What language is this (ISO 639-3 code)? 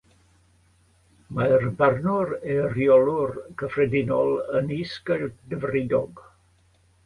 cym